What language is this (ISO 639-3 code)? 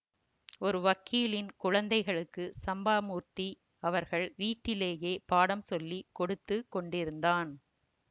tam